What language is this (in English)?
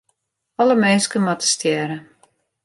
Western Frisian